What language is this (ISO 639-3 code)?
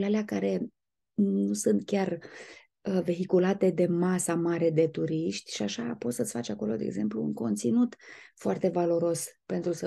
ron